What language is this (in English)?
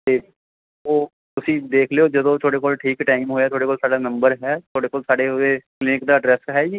Punjabi